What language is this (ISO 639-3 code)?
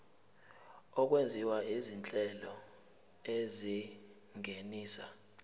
zul